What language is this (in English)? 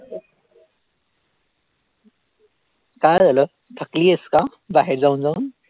Marathi